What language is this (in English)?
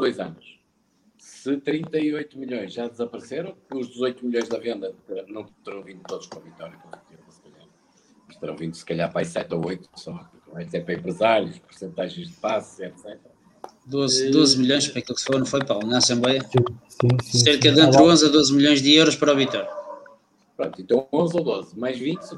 Portuguese